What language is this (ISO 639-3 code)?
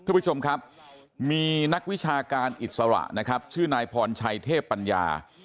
tha